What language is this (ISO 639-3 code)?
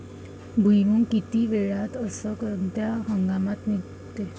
mar